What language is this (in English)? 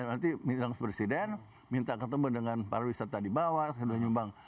Indonesian